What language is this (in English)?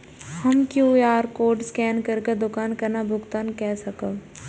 Maithili